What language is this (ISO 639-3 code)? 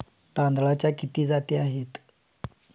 mar